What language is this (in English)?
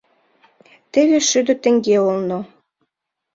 Mari